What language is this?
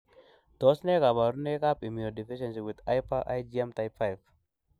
Kalenjin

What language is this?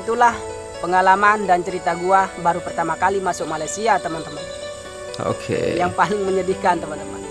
Indonesian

